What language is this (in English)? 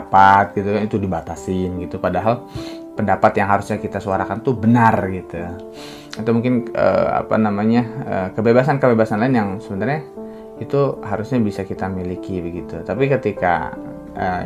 Indonesian